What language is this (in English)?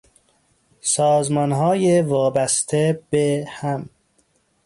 Persian